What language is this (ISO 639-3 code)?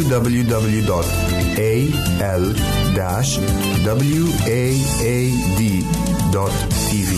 ara